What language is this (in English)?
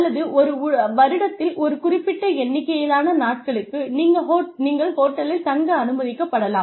Tamil